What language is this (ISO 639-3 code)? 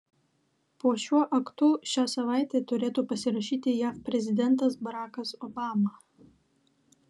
lit